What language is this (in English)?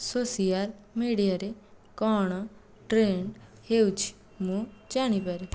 Odia